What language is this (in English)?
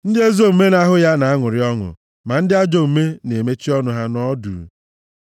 Igbo